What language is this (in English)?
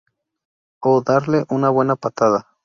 Spanish